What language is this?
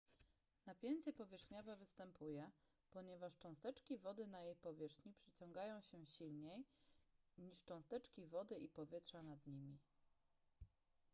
Polish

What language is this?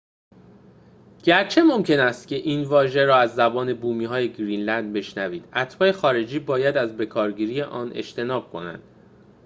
Persian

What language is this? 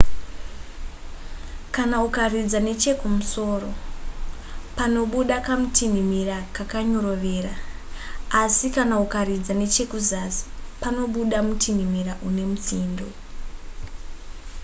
Shona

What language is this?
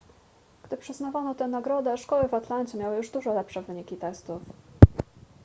Polish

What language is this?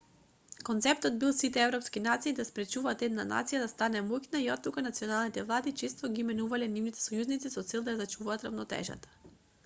Macedonian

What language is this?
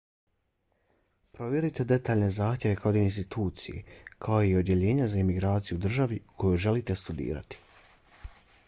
Bosnian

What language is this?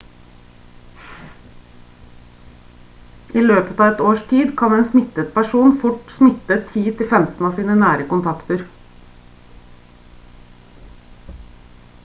Norwegian Bokmål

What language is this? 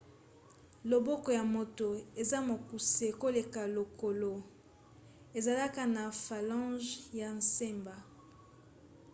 Lingala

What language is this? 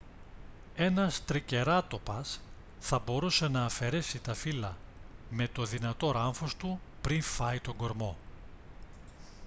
Greek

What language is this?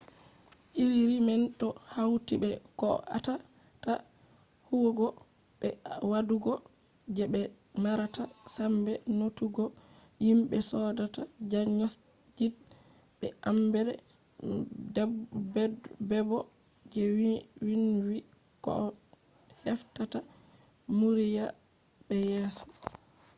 Fula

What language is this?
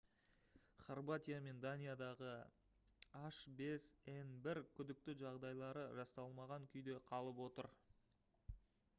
Kazakh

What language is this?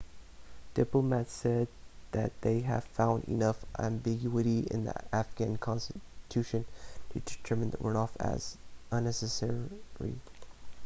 English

